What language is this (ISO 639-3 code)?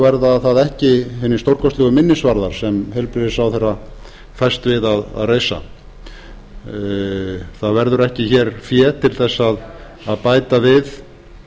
isl